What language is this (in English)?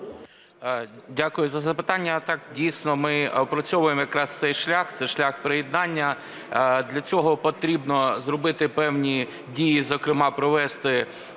Ukrainian